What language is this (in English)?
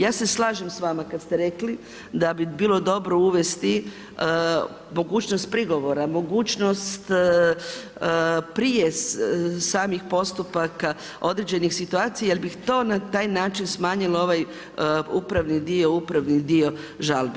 Croatian